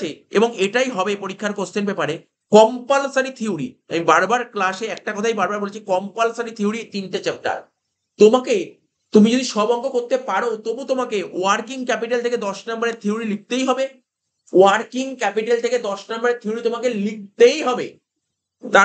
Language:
Bangla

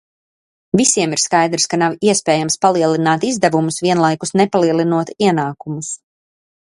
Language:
Latvian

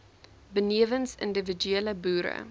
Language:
Afrikaans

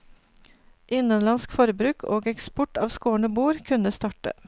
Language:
Norwegian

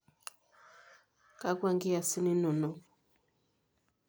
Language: Masai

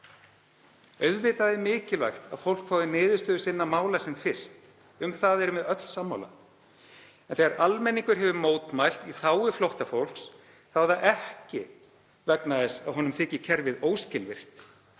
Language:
Icelandic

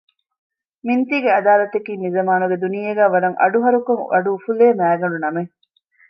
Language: Divehi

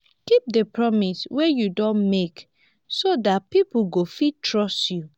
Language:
Nigerian Pidgin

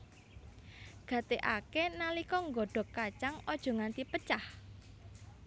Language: Javanese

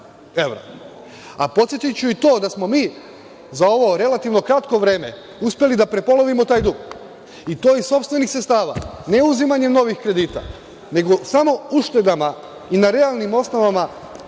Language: Serbian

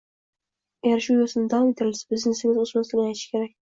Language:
Uzbek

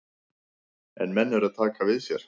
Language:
Icelandic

